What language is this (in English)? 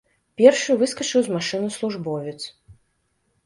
Belarusian